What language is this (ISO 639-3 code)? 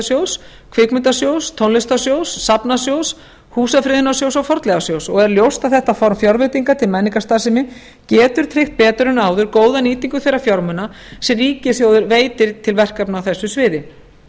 isl